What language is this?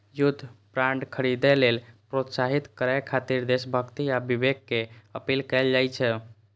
Maithili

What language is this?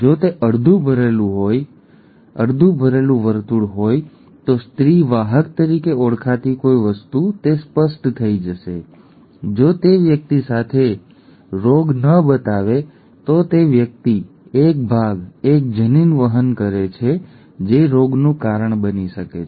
Gujarati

